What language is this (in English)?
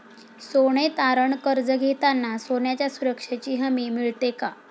Marathi